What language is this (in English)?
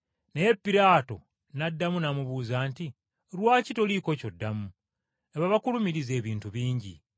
Ganda